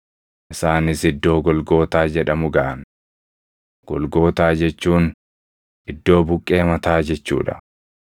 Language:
Oromo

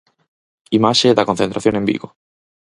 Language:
Galician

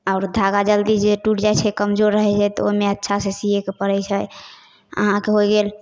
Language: Maithili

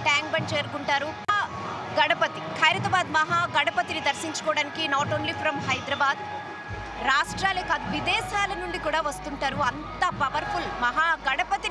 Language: Telugu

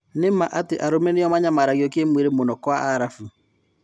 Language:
Kikuyu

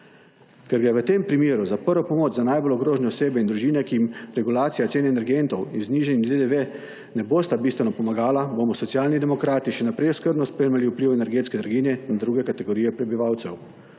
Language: Slovenian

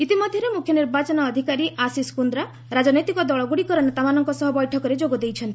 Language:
Odia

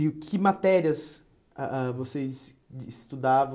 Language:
Portuguese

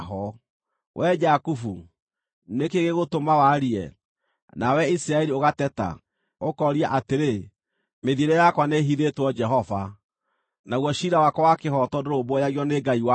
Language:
Kikuyu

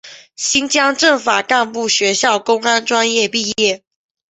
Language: Chinese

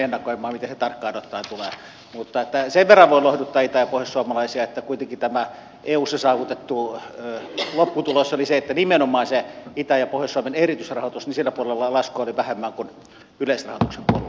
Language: Finnish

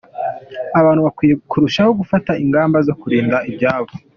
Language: Kinyarwanda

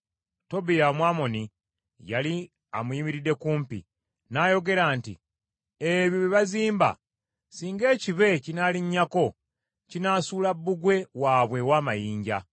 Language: Ganda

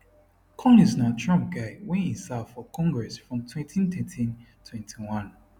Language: Nigerian Pidgin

